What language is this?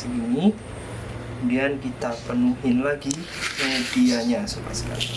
Indonesian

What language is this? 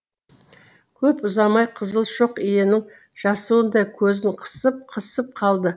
Kazakh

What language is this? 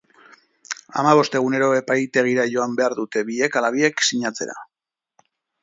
Basque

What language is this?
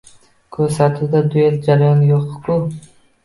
Uzbek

